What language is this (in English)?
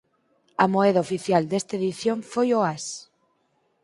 Galician